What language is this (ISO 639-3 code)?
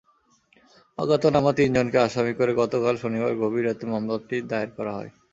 ben